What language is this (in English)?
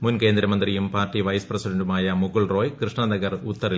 Malayalam